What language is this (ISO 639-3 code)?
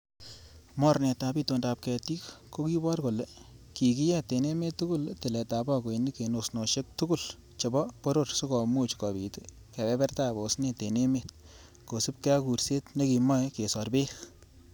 kln